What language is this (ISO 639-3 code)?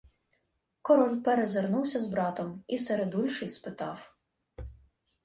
ukr